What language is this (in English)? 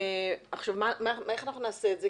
Hebrew